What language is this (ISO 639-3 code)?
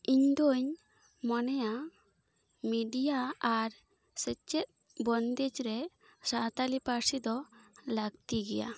sat